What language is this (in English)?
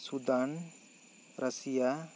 Santali